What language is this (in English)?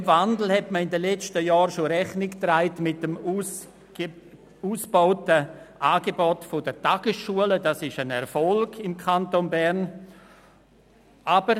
Swiss German